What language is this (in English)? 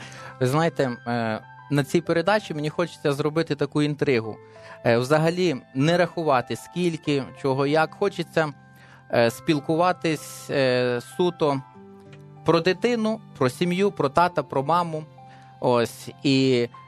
Ukrainian